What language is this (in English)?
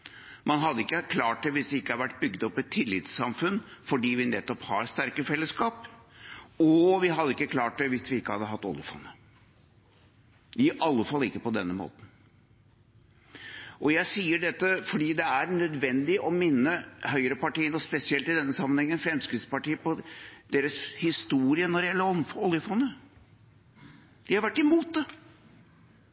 Norwegian Bokmål